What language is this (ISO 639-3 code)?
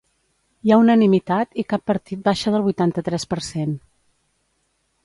cat